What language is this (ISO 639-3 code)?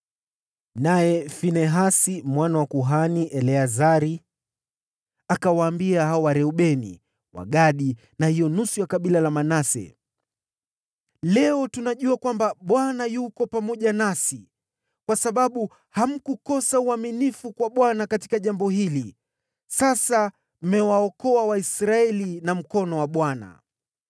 swa